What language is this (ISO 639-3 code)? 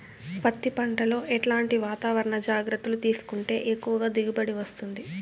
tel